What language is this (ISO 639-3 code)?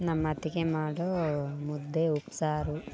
kan